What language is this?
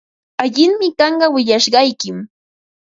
Ambo-Pasco Quechua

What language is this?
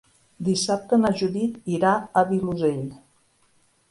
Catalan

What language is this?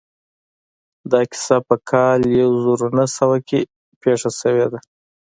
Pashto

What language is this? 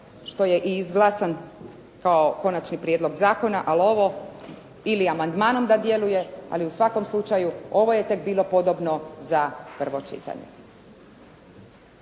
Croatian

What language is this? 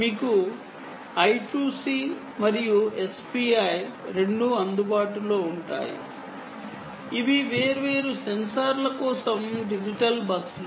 Telugu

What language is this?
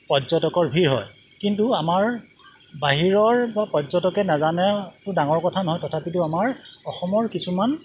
Assamese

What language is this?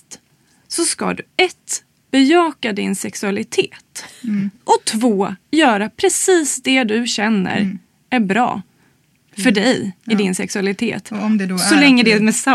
Swedish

